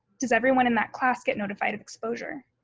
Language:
English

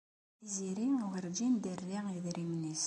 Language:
Kabyle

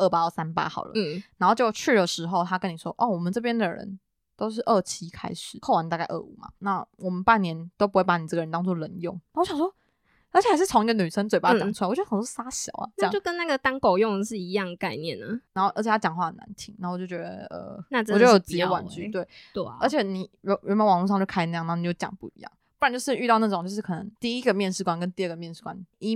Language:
Chinese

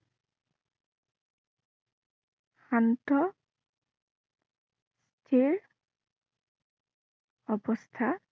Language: Assamese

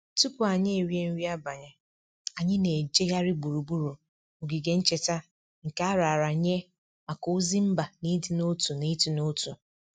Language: Igbo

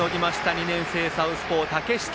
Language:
Japanese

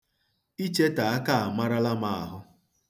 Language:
Igbo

